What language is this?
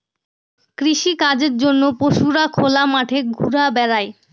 Bangla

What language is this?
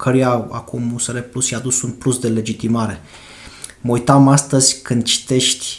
Romanian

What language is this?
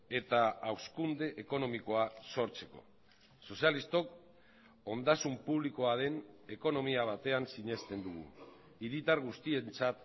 Basque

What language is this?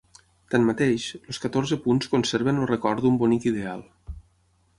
Catalan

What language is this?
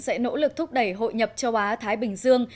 Vietnamese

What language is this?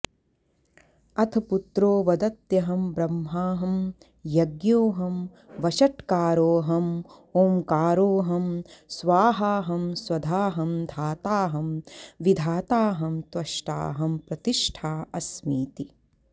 Sanskrit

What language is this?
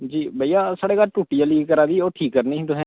Dogri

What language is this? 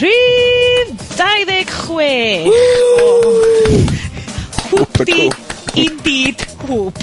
Welsh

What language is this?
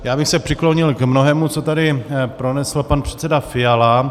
Czech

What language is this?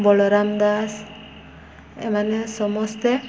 Odia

